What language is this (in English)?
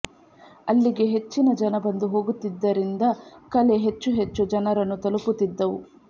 Kannada